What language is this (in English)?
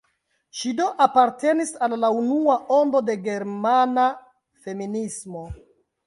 Esperanto